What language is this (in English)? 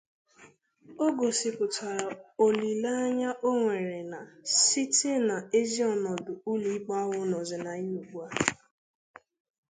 Igbo